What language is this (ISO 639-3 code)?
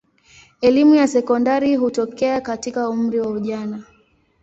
swa